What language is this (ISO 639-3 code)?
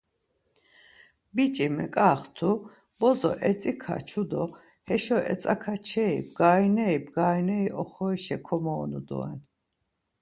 lzz